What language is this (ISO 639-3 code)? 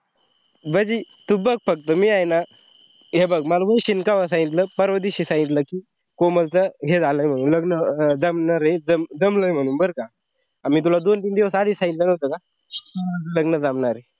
mar